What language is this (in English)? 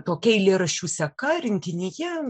Lithuanian